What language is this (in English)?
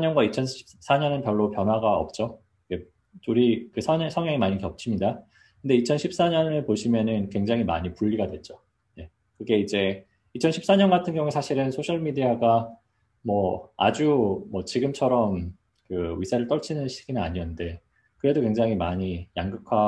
Korean